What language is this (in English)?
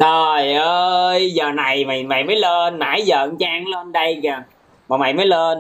Vietnamese